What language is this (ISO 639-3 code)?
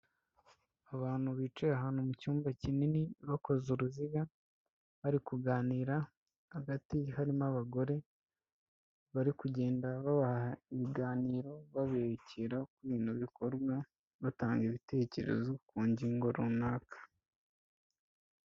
kin